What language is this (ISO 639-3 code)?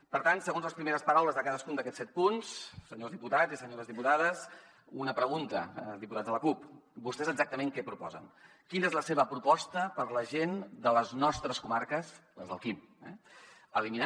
cat